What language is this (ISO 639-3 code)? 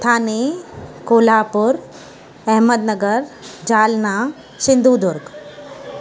snd